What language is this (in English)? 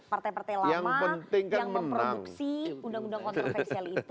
Indonesian